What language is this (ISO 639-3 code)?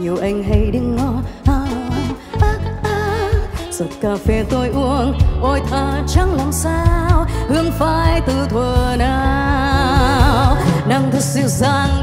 vie